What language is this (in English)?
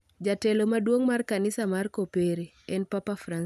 Luo (Kenya and Tanzania)